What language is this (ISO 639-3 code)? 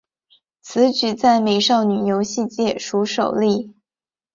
zho